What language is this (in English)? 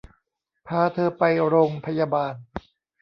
Thai